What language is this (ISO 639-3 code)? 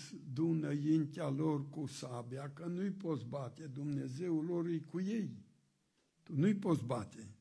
ron